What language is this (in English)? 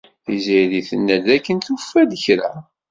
Kabyle